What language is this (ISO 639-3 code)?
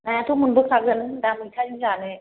brx